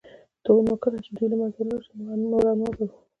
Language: Pashto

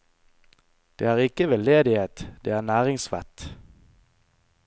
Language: Norwegian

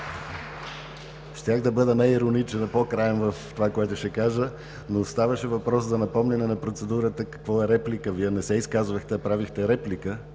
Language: Bulgarian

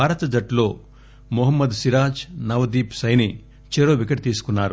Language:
Telugu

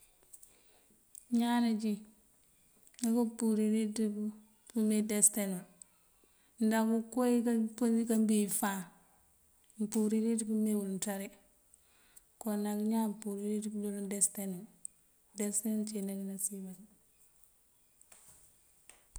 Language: Mandjak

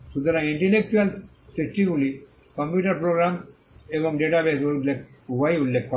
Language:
Bangla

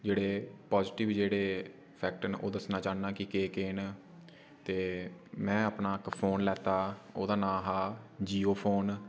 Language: Dogri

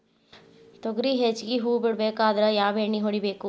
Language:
Kannada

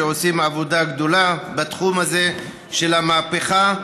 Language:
Hebrew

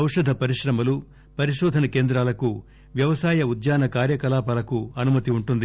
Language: Telugu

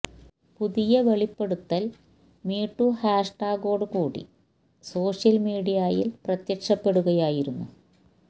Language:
Malayalam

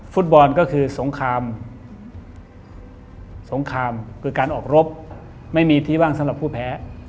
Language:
Thai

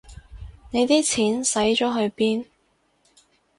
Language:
Cantonese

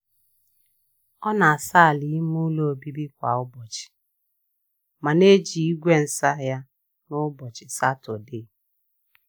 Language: Igbo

